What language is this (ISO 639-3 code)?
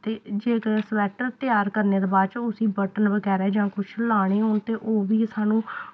doi